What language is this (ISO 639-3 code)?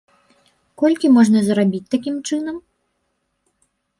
bel